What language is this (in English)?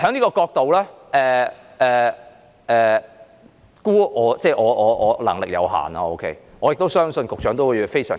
Cantonese